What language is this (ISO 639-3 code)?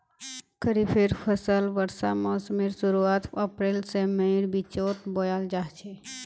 mag